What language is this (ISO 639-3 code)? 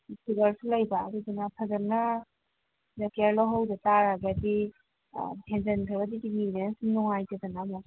mni